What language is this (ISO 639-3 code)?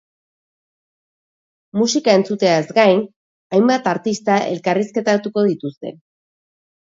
eus